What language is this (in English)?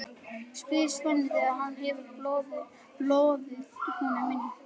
Icelandic